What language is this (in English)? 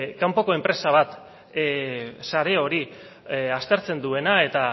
Basque